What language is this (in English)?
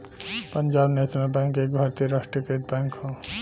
Bhojpuri